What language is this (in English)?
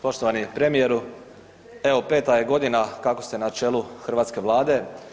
Croatian